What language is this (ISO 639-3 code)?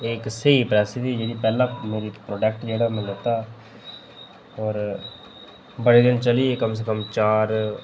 doi